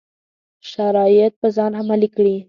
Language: Pashto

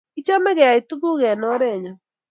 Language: Kalenjin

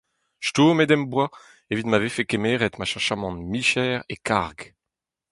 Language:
Breton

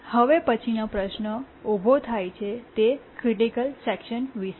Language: Gujarati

